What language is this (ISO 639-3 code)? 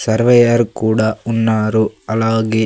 tel